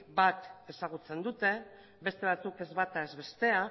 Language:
Basque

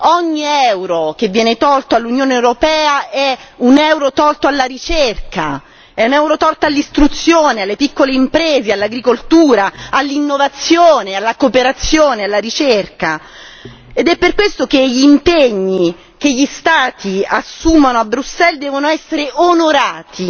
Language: Italian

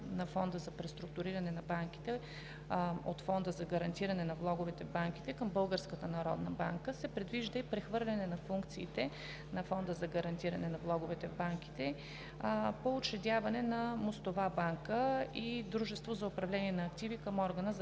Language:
Bulgarian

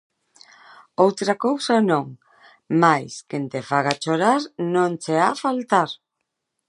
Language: Galician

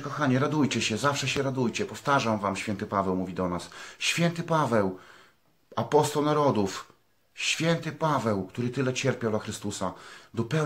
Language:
Polish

